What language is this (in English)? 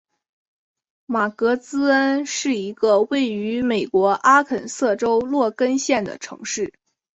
Chinese